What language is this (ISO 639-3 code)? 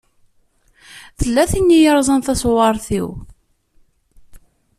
kab